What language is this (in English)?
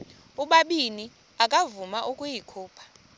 Xhosa